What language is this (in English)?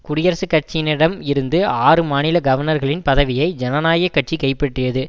Tamil